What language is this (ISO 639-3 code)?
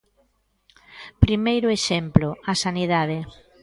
glg